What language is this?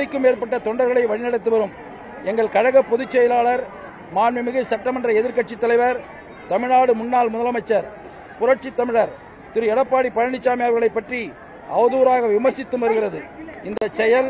Romanian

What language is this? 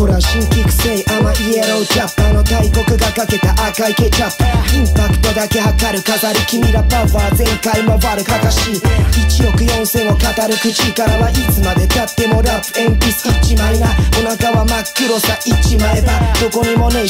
Romanian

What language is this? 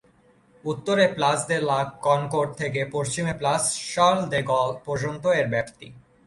Bangla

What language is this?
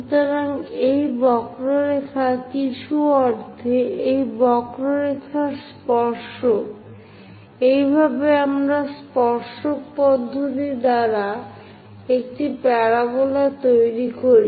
Bangla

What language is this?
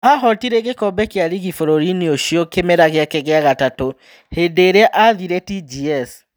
Kikuyu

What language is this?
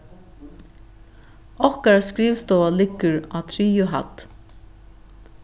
Faroese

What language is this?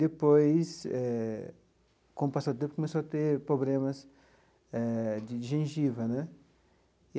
Portuguese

